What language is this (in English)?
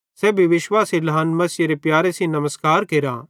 Bhadrawahi